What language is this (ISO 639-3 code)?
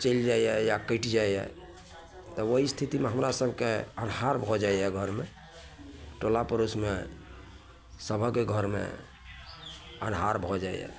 mai